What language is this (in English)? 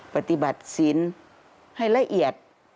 Thai